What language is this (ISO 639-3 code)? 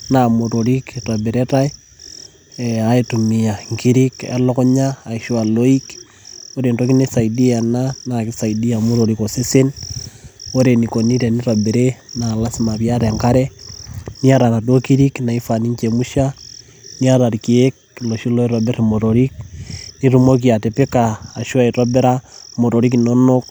mas